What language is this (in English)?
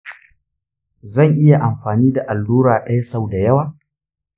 Hausa